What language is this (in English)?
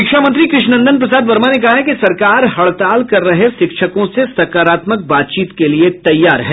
Hindi